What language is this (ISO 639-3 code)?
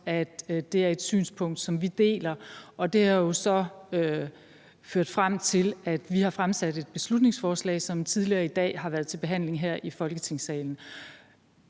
dan